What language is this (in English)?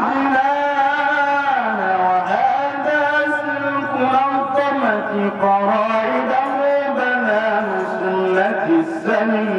Arabic